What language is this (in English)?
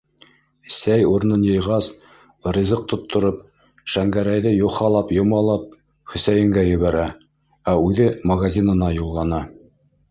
Bashkir